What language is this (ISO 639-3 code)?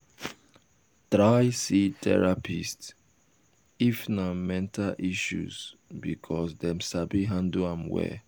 pcm